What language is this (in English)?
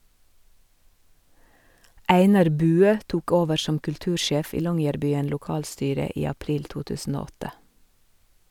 Norwegian